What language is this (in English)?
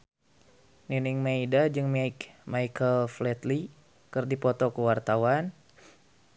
Sundanese